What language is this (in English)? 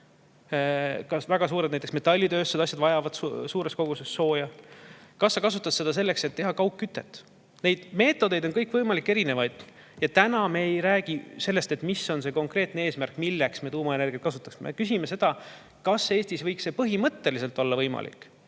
Estonian